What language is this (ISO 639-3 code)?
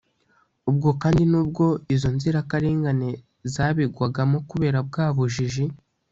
kin